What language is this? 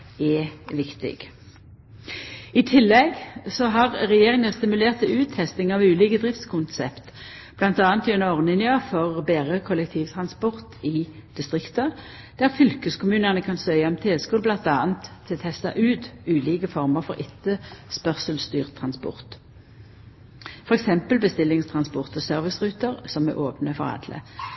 Norwegian Nynorsk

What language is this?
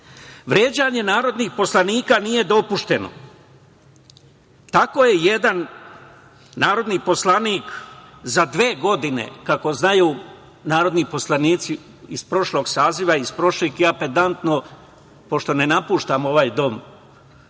Serbian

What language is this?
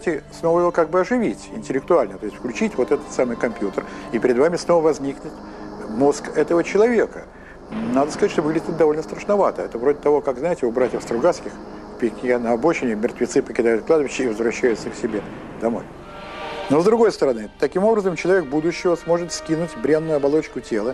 Russian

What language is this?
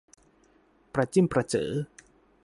Thai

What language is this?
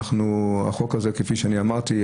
Hebrew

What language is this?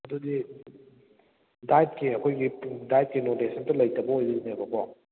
Manipuri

